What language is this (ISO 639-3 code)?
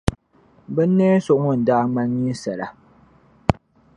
dag